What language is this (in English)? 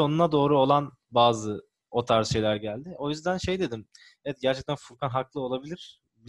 Turkish